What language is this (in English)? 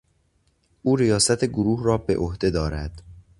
Persian